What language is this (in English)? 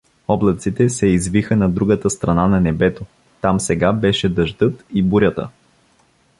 Bulgarian